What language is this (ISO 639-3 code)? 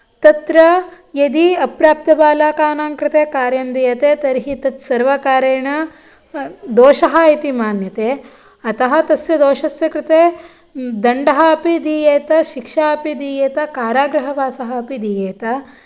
san